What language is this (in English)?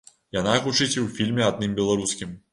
Belarusian